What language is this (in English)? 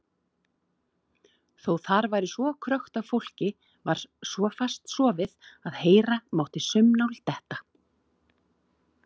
Icelandic